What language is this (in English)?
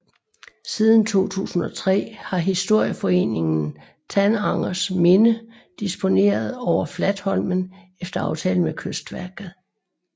Danish